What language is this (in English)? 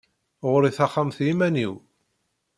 Kabyle